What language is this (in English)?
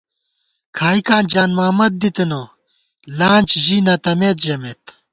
Gawar-Bati